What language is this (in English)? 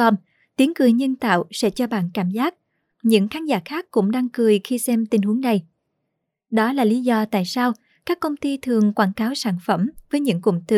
Vietnamese